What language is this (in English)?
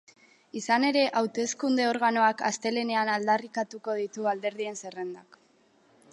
Basque